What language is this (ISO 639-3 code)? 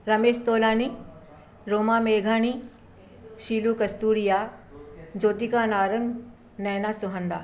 snd